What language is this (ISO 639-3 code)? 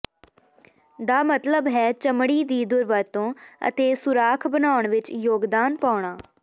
pan